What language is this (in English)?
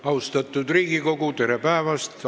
Estonian